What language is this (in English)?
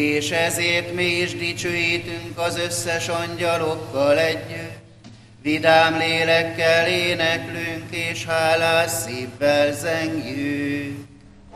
Hungarian